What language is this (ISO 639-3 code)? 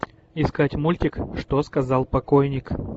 rus